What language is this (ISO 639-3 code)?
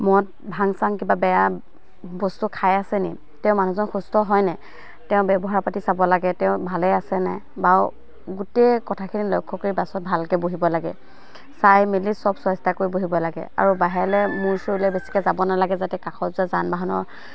asm